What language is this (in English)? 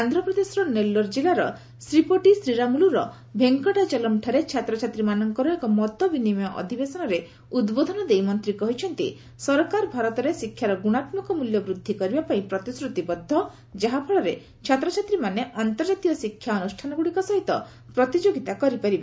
Odia